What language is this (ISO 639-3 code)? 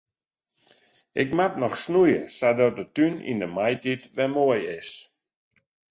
fry